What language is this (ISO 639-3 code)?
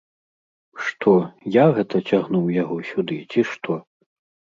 bel